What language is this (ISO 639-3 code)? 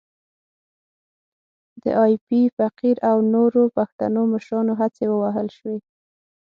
pus